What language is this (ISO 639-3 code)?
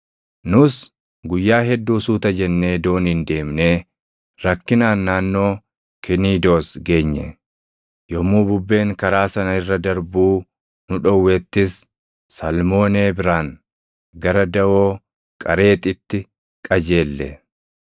orm